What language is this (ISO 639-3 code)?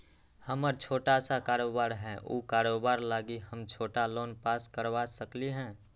mag